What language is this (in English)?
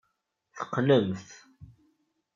Kabyle